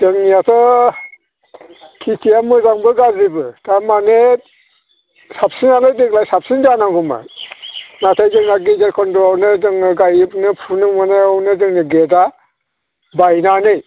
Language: Bodo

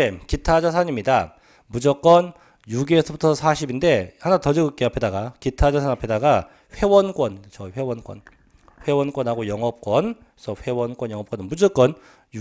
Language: Korean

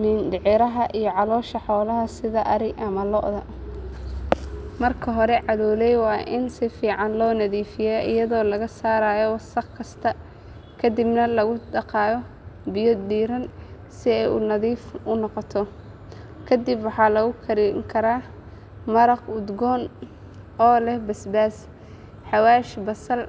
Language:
Somali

